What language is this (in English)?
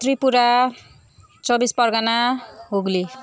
Nepali